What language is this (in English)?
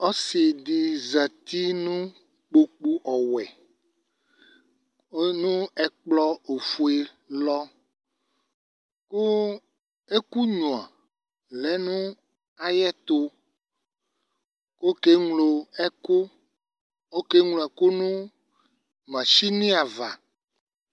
Ikposo